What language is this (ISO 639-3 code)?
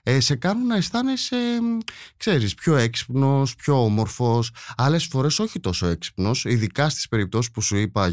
ell